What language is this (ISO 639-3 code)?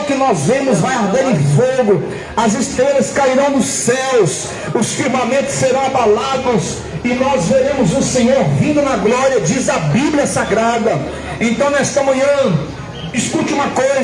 por